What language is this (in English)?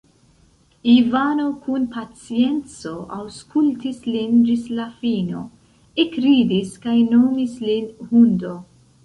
Esperanto